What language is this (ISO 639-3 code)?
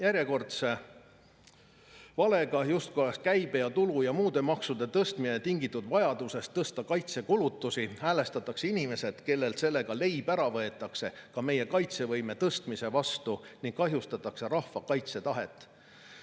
est